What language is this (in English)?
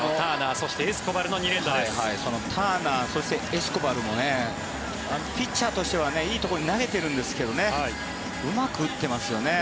Japanese